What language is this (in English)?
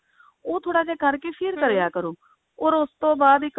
Punjabi